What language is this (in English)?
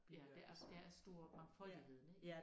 Danish